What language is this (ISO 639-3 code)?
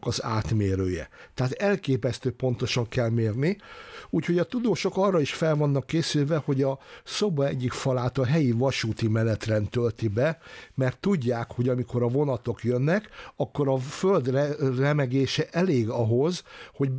hun